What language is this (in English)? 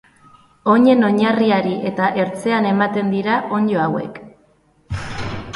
Basque